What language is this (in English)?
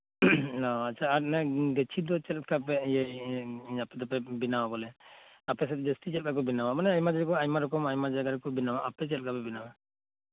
Santali